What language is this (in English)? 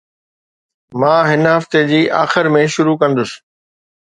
Sindhi